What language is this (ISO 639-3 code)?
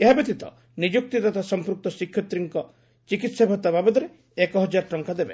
ori